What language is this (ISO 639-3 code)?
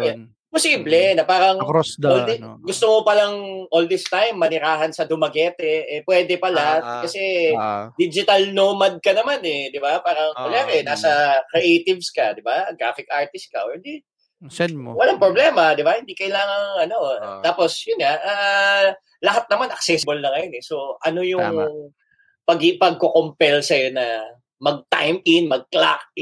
fil